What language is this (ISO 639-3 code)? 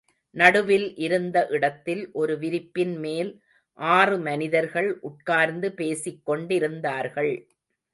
tam